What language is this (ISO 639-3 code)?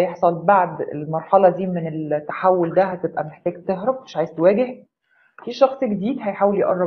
ara